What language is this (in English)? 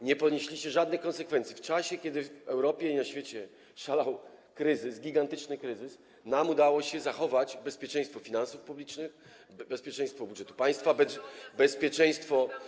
Polish